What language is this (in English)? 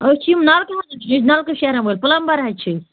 Kashmiri